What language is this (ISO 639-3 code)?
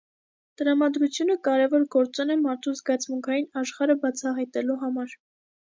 hye